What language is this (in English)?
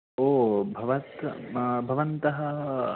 Sanskrit